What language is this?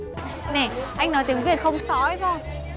Vietnamese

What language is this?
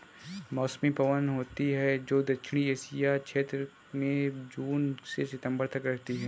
Hindi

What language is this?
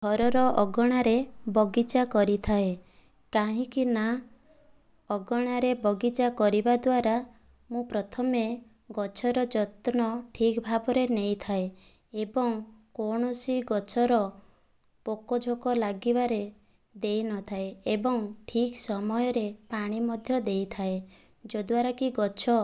Odia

